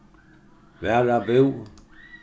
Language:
Faroese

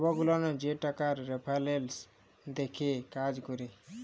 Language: Bangla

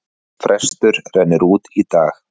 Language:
Icelandic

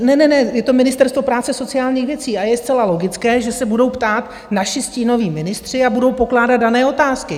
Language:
Czech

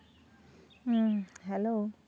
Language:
Santali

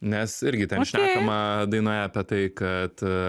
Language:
Lithuanian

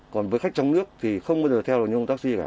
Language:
Vietnamese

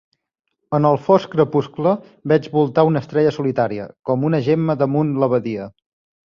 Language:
Catalan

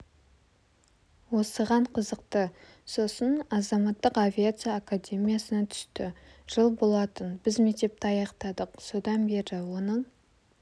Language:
Kazakh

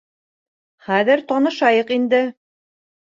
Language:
Bashkir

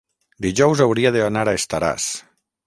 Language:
Catalan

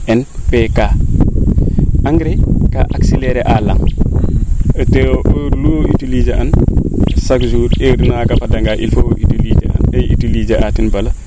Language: Serer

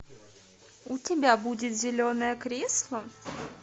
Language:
Russian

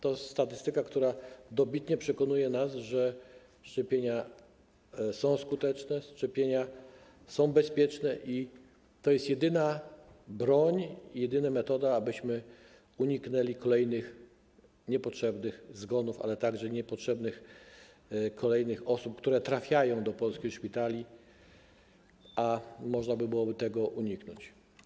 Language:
Polish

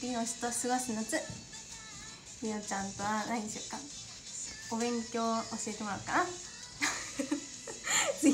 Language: Japanese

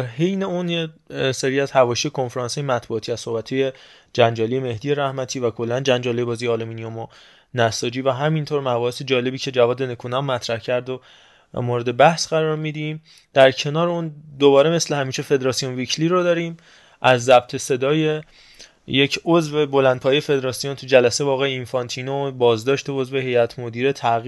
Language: Persian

